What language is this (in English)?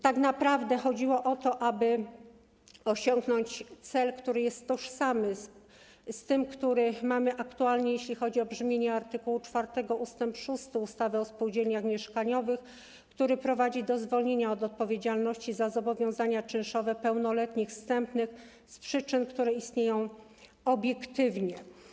Polish